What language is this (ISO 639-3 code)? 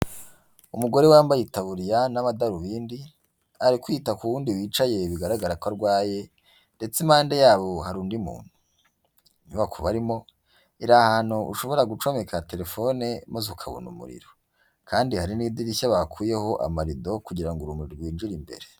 kin